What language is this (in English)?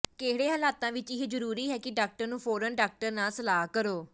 Punjabi